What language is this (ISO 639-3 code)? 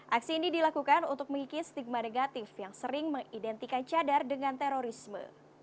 ind